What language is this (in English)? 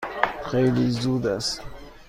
Persian